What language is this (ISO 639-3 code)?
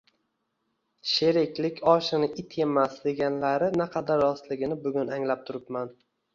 uzb